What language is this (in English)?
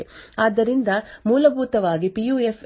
Kannada